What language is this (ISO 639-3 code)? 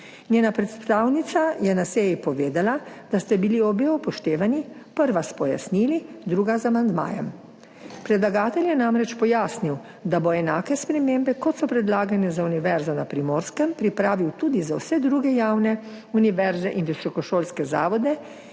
slv